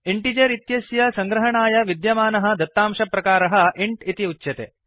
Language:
Sanskrit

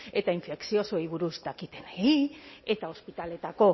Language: Basque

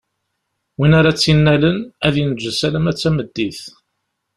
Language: Kabyle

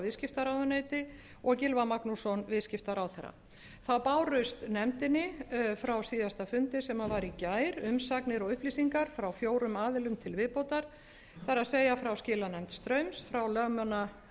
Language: Icelandic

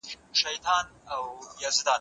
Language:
Pashto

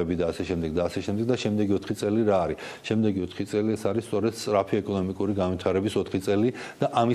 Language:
Russian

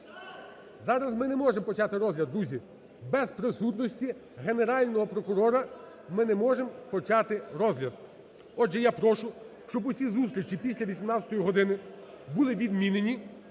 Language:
Ukrainian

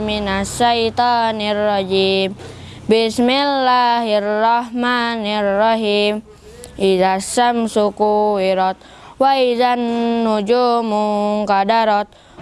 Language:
Indonesian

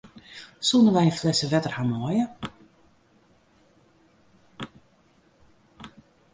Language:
Western Frisian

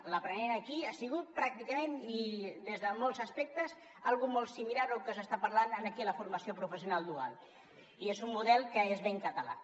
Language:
Catalan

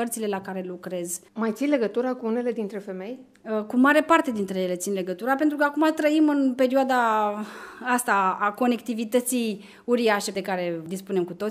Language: Romanian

